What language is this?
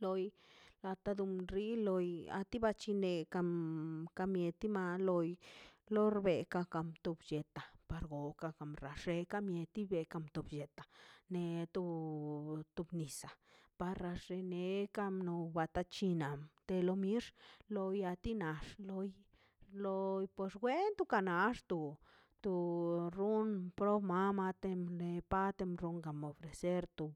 Mazaltepec Zapotec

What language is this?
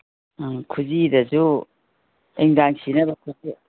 Manipuri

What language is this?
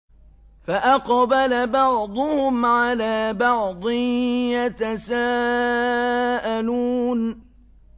Arabic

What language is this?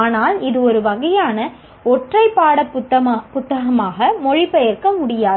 Tamil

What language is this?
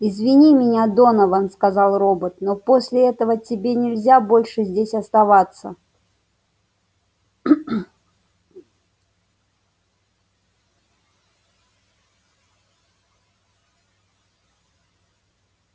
Russian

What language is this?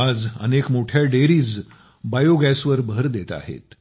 Marathi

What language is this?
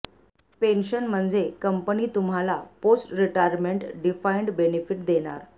Marathi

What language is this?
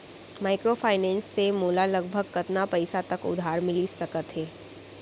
Chhattisgarhi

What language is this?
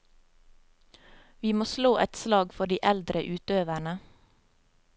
Norwegian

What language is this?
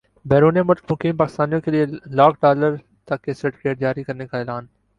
Urdu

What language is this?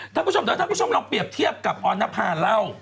Thai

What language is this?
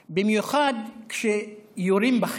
Hebrew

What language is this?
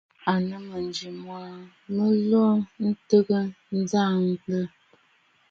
Bafut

